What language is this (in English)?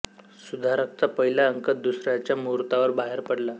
Marathi